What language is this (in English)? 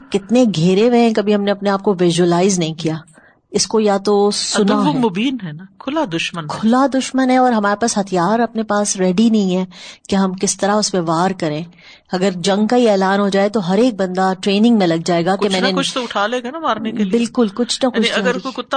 Urdu